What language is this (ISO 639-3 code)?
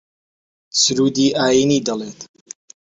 ckb